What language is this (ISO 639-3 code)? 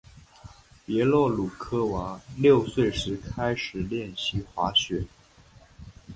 zho